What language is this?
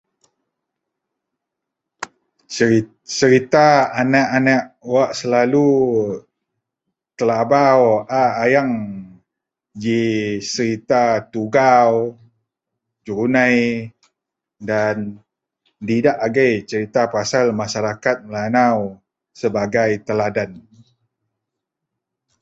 Central Melanau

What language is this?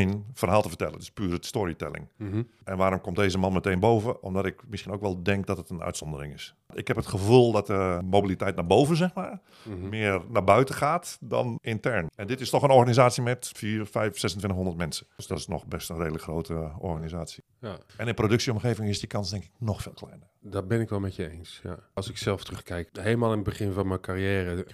Dutch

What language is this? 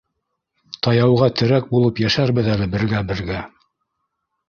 Bashkir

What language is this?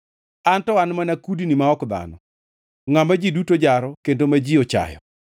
Luo (Kenya and Tanzania)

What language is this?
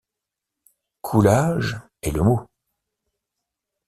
French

